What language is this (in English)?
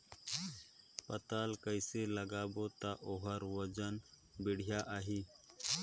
Chhattisgarhi